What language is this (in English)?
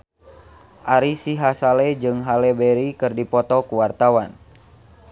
Sundanese